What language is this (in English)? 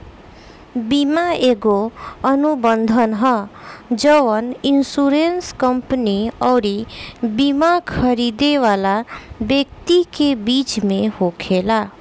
Bhojpuri